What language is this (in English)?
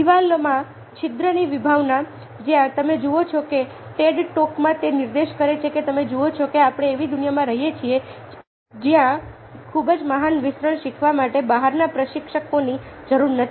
Gujarati